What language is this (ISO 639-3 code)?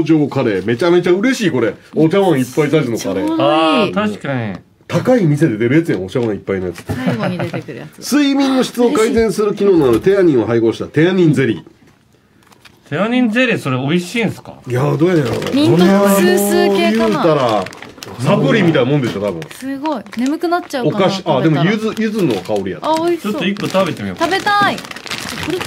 jpn